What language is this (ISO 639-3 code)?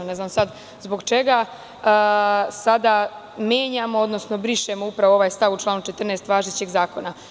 srp